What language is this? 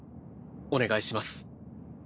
Japanese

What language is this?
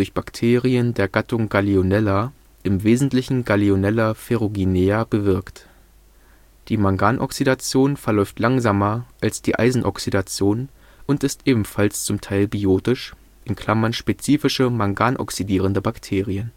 German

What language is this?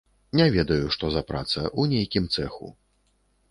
Belarusian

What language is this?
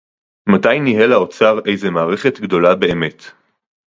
Hebrew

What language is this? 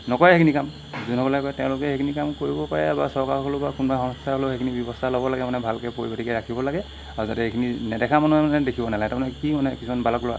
Assamese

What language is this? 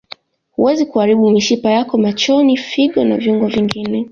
Swahili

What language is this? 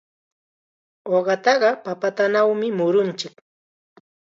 Chiquián Ancash Quechua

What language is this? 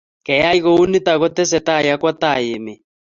Kalenjin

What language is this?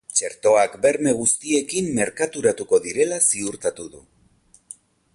Basque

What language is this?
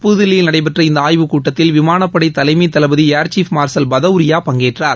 Tamil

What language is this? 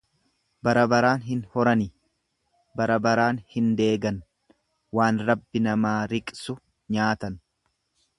Oromo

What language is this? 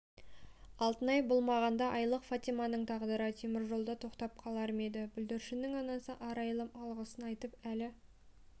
Kazakh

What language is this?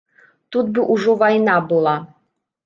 Belarusian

